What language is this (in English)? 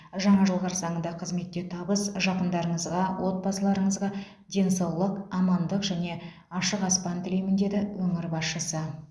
Kazakh